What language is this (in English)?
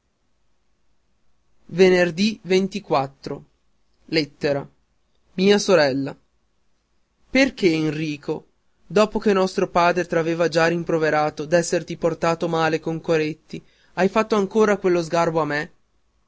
Italian